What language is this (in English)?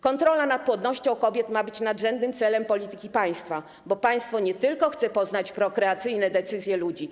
Polish